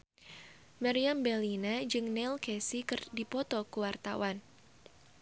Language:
Sundanese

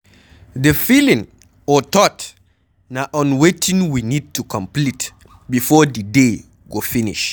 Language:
Nigerian Pidgin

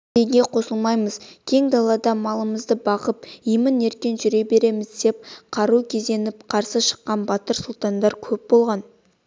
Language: Kazakh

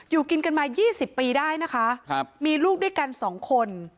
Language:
Thai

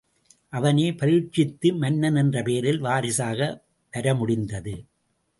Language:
Tamil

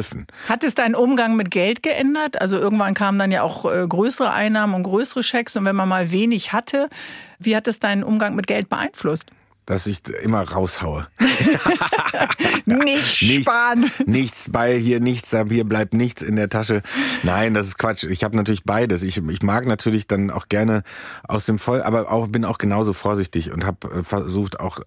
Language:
German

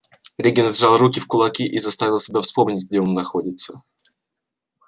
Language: Russian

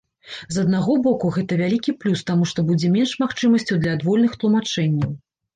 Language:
Belarusian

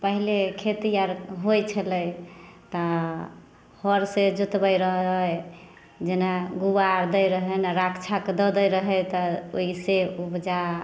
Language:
Maithili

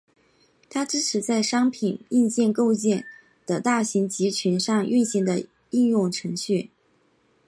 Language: Chinese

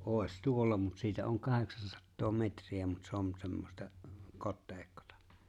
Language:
Finnish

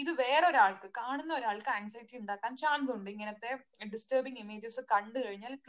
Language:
Malayalam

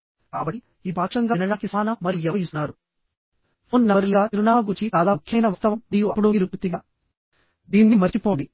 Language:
Telugu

